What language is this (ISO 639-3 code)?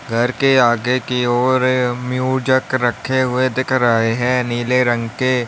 hin